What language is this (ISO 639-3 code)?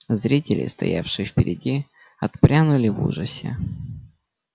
rus